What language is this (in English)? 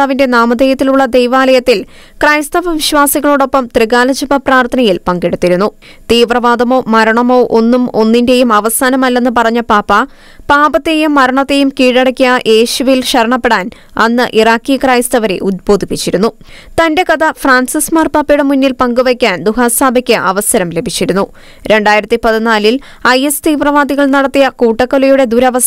Malayalam